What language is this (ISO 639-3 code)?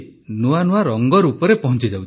ori